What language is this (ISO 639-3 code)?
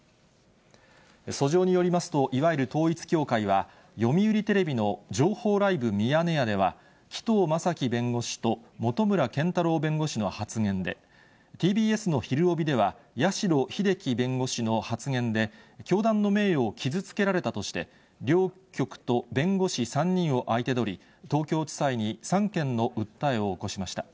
jpn